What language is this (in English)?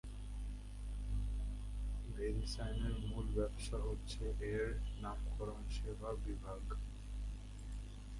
Bangla